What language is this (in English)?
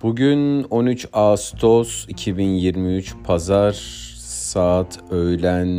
Turkish